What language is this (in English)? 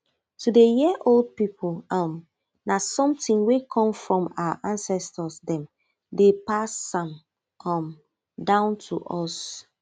Nigerian Pidgin